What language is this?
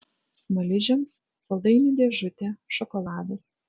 Lithuanian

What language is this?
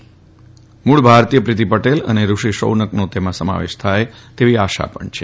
Gujarati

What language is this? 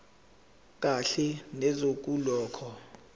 Zulu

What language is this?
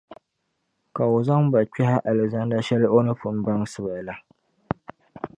Dagbani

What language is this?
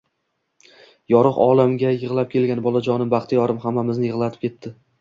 Uzbek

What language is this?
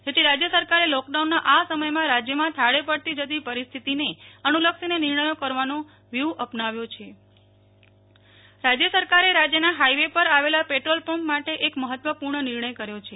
Gujarati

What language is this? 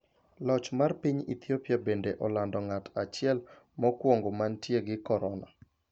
Luo (Kenya and Tanzania)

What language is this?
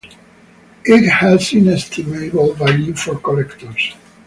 English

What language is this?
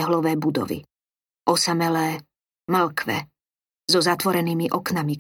Slovak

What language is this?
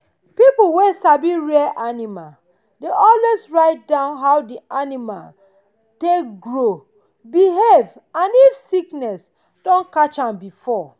Nigerian Pidgin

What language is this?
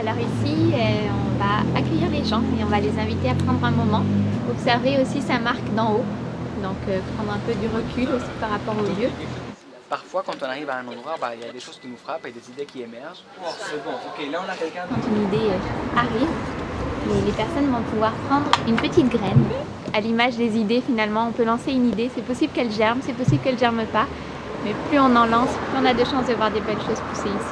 French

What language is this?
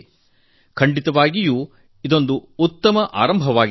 Kannada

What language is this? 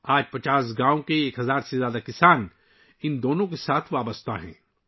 Urdu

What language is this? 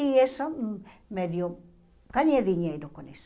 Portuguese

